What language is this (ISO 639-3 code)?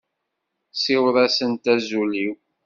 kab